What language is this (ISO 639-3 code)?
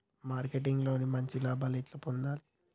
tel